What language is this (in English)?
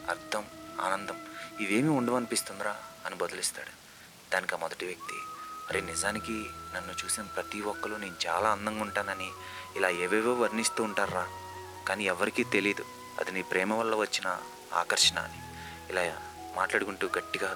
Telugu